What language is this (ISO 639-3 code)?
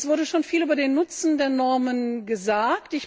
deu